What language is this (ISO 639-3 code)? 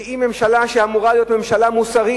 heb